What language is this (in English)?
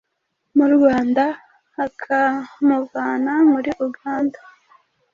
Kinyarwanda